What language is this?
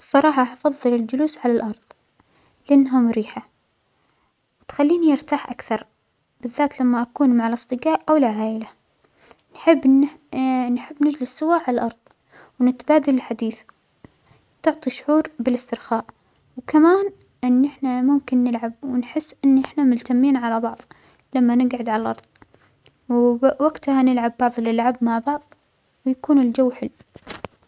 Omani Arabic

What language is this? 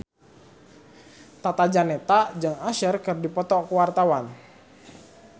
Sundanese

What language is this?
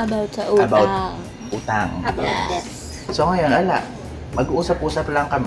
Filipino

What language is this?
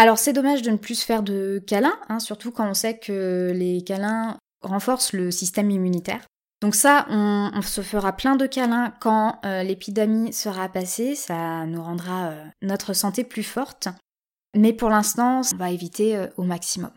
French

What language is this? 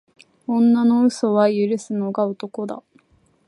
Japanese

